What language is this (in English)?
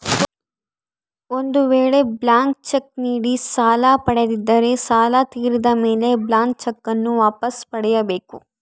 Kannada